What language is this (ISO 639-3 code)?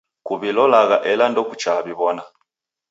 dav